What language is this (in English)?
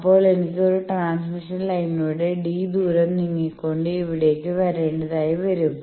Malayalam